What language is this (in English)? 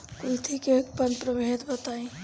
Bhojpuri